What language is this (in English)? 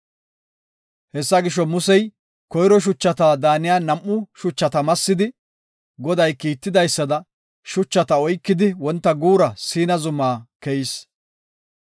Gofa